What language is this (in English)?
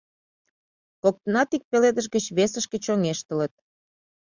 Mari